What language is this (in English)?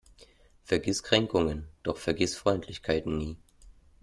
German